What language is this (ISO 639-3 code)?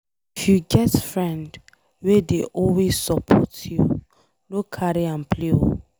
pcm